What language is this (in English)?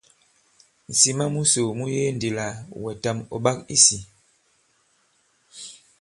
Bankon